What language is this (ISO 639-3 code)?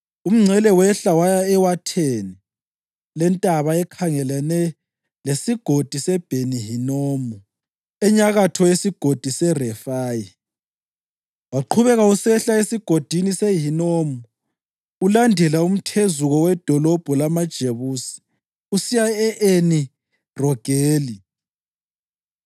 nde